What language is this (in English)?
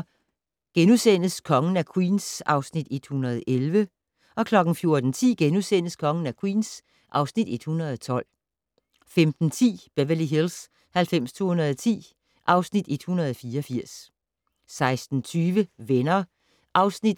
Danish